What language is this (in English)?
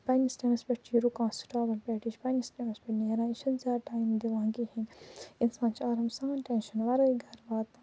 Kashmiri